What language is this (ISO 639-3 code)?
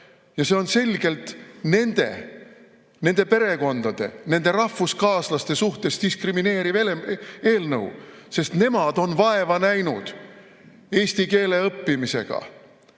est